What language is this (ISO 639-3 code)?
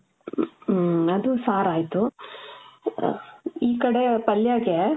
kan